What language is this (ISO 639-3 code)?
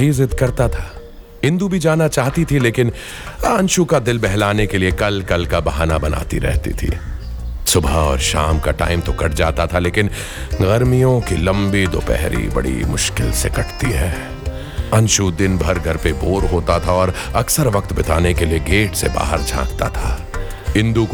hin